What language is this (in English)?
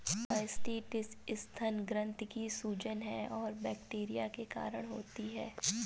Hindi